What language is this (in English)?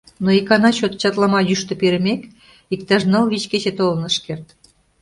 Mari